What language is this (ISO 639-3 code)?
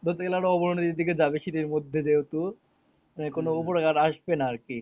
ben